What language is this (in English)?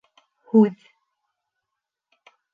Bashkir